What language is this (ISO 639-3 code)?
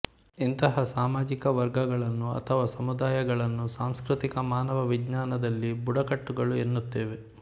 kan